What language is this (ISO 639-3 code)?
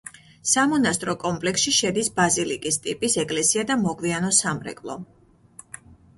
kat